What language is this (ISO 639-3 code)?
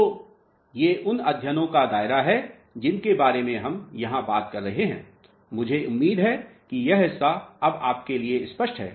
hin